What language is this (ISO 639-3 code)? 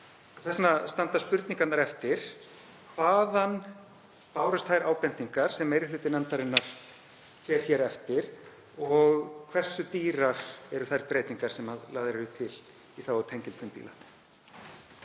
isl